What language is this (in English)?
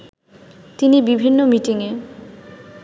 Bangla